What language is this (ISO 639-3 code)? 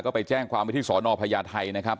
tha